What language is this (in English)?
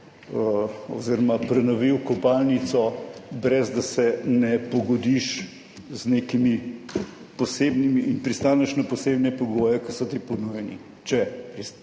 Slovenian